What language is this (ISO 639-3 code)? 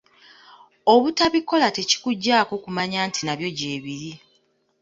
lug